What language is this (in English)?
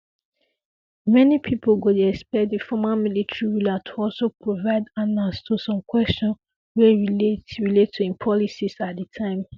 Nigerian Pidgin